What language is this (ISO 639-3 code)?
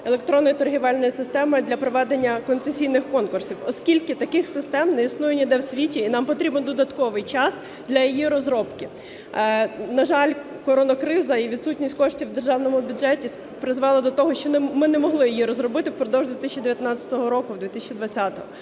ukr